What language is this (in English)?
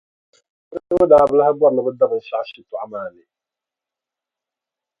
Dagbani